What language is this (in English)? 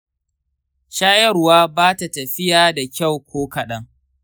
Hausa